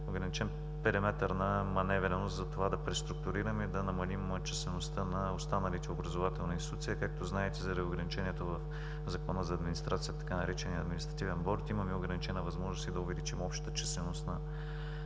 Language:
Bulgarian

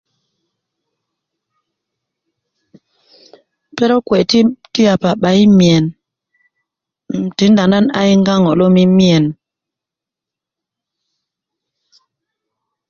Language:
Kuku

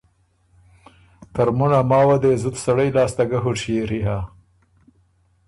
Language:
Ormuri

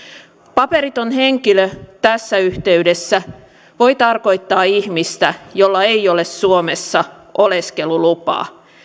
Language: Finnish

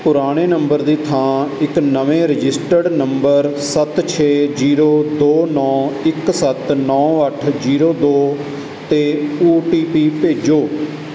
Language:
Punjabi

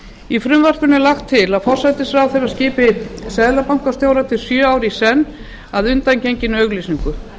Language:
Icelandic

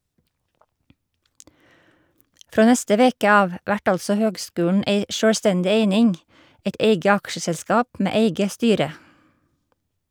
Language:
Norwegian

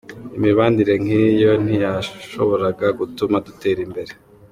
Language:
Kinyarwanda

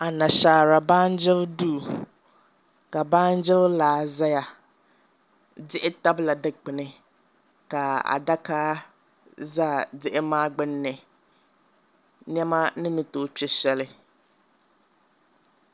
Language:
Dagbani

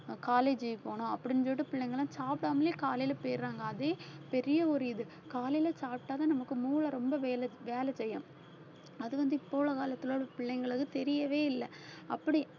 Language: Tamil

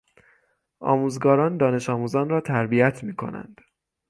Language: Persian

